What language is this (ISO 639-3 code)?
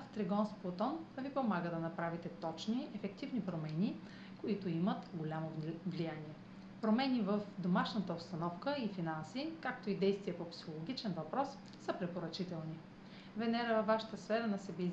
bul